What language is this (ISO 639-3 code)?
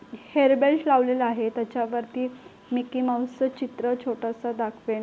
mar